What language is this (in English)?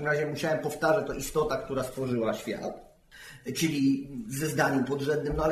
Polish